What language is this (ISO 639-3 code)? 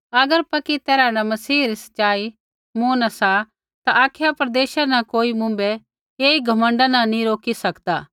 kfx